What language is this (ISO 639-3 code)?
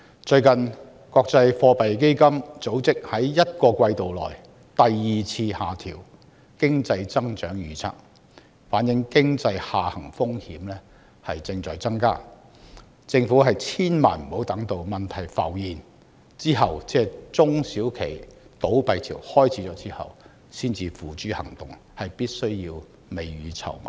yue